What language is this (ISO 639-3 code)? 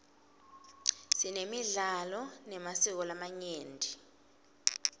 ssw